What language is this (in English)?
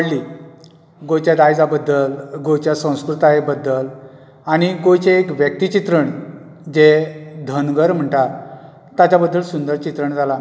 Konkani